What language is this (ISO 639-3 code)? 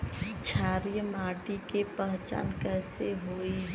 bho